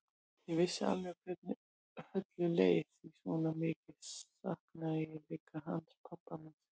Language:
Icelandic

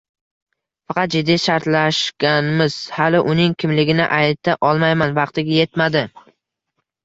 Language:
Uzbek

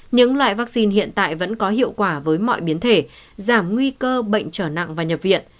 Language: Vietnamese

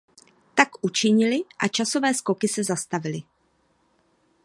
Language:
Czech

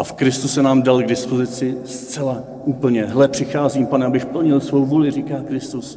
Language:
Czech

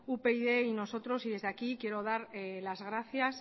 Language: Spanish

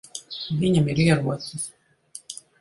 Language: Latvian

